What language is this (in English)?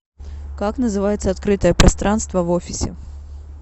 Russian